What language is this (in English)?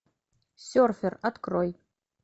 Russian